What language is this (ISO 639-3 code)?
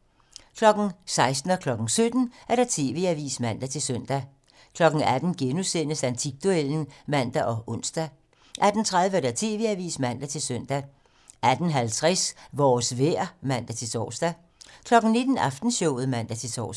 dan